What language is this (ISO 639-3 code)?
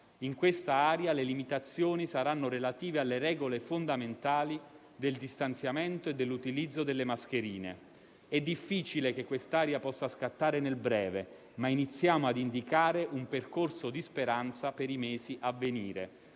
ita